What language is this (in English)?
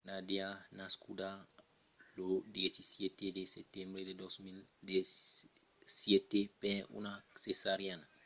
Occitan